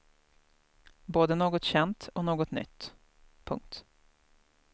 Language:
Swedish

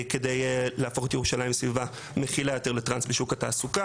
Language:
Hebrew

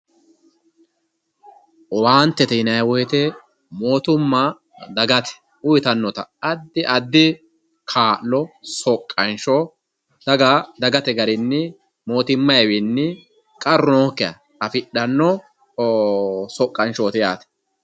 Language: Sidamo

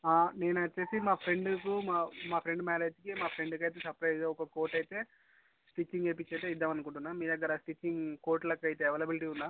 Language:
Telugu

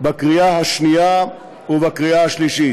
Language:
Hebrew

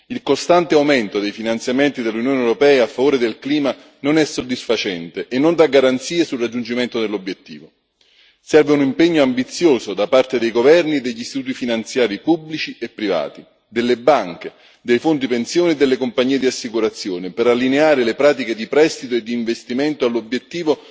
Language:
Italian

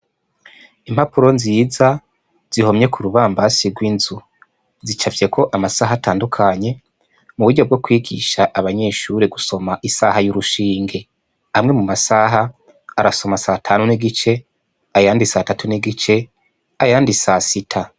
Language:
Rundi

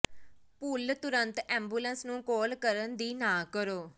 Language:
Punjabi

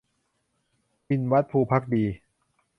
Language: Thai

